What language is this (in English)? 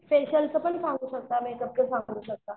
Marathi